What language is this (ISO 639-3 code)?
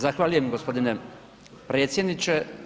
hrv